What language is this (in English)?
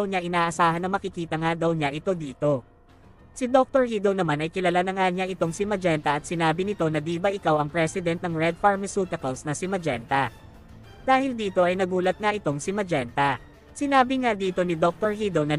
Filipino